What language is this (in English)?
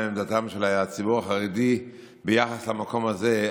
Hebrew